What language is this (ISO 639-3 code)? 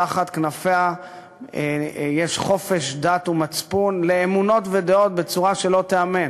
heb